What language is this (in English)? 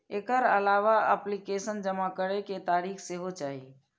Maithili